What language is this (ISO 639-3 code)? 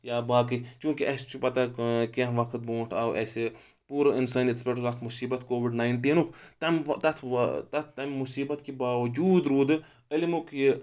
kas